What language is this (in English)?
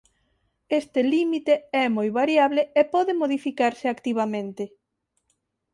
Galician